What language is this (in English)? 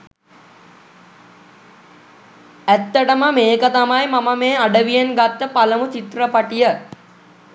Sinhala